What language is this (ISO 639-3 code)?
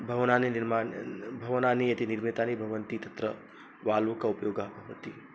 san